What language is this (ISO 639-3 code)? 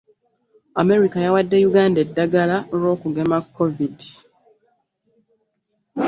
lug